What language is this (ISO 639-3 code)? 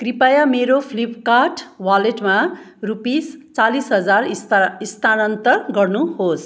nep